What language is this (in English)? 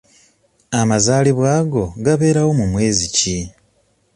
Ganda